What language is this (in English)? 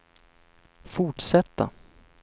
Swedish